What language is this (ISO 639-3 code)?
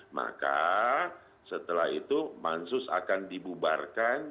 ind